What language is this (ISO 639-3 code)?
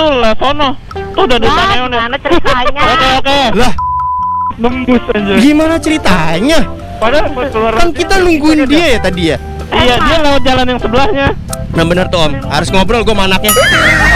ind